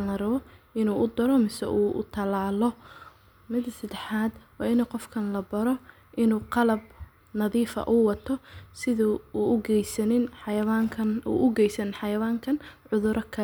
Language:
Somali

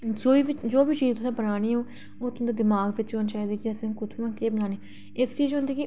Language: Dogri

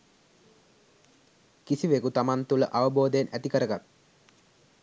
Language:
Sinhala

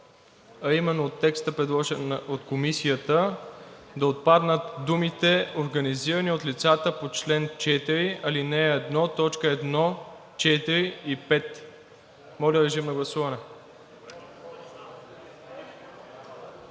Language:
Bulgarian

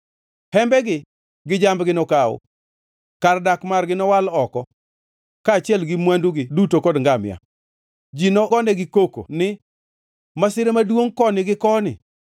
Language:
Luo (Kenya and Tanzania)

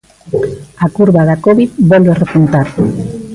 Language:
Galician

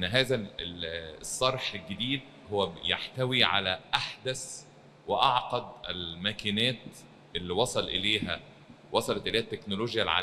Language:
Arabic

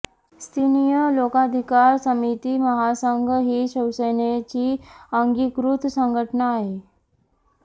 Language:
Marathi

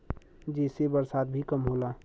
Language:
Bhojpuri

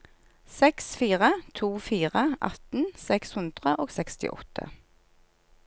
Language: Norwegian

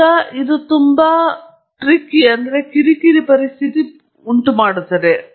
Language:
Kannada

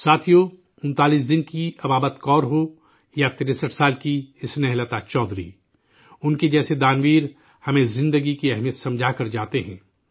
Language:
Urdu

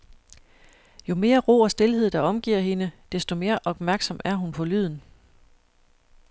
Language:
Danish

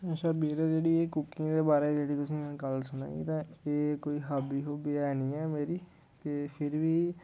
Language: Dogri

